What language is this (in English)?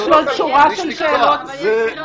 Hebrew